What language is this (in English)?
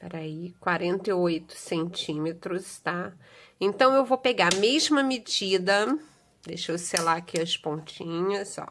Portuguese